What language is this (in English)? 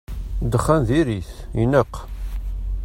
Kabyle